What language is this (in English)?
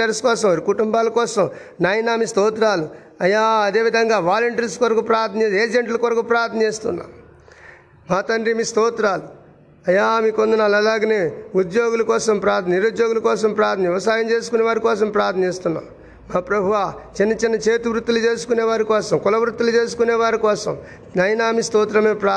Telugu